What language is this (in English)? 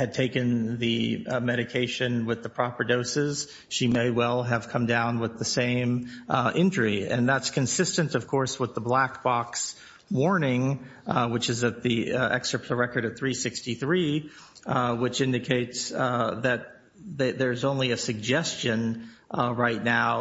English